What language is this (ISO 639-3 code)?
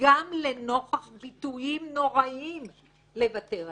heb